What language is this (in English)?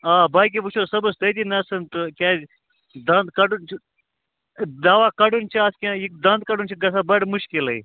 Kashmiri